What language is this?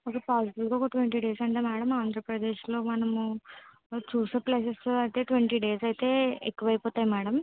Telugu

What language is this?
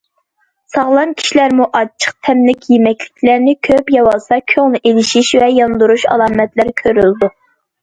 Uyghur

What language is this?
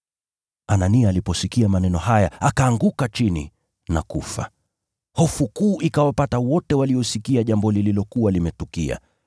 Swahili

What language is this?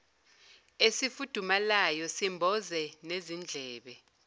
Zulu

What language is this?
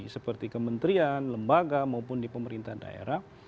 Indonesian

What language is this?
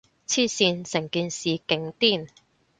Cantonese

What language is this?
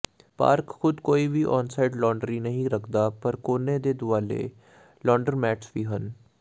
Punjabi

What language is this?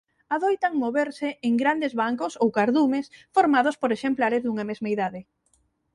Galician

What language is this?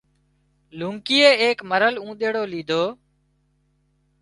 Wadiyara Koli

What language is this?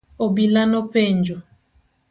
Luo (Kenya and Tanzania)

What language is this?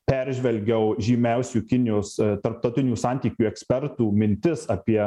Lithuanian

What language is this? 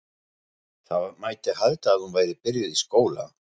Icelandic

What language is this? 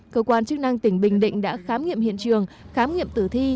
Vietnamese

